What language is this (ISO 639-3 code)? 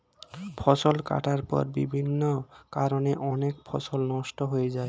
ben